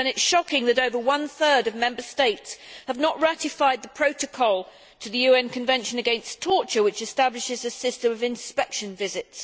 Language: English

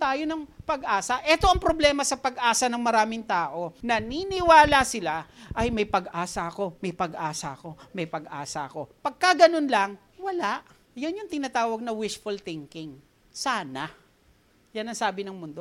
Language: Filipino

